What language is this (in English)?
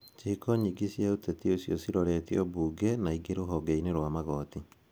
Kikuyu